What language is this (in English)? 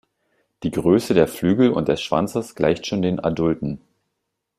German